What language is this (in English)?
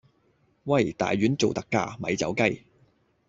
Cantonese